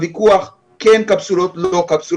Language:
Hebrew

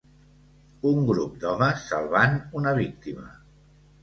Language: Catalan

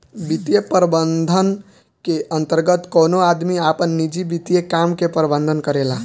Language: Bhojpuri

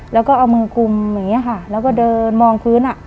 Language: Thai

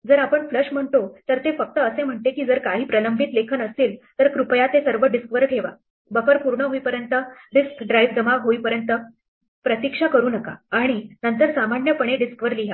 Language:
Marathi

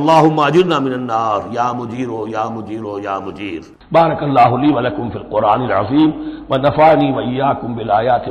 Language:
Urdu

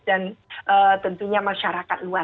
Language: Indonesian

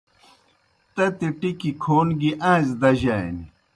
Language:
Kohistani Shina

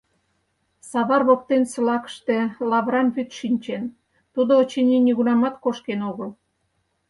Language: Mari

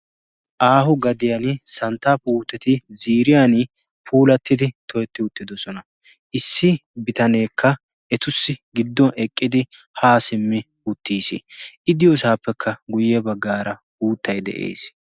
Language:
Wolaytta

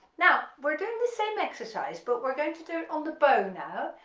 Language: English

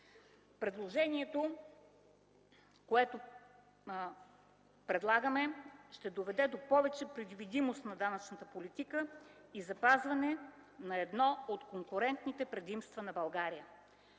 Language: Bulgarian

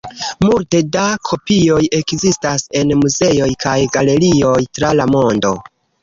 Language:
Esperanto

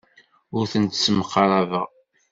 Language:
Kabyle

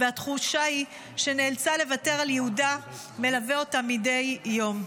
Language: Hebrew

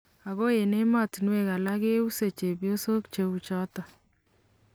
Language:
Kalenjin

